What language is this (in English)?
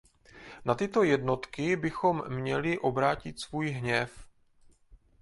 Czech